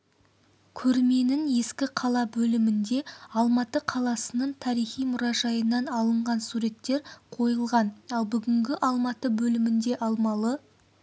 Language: Kazakh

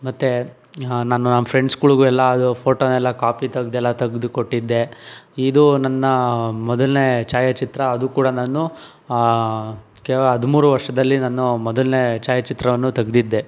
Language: Kannada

